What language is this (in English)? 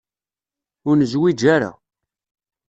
Kabyle